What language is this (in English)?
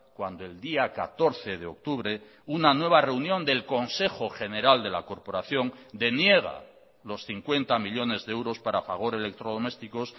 Spanish